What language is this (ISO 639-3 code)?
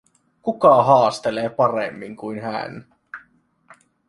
fin